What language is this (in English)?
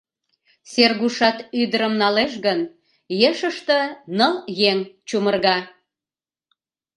Mari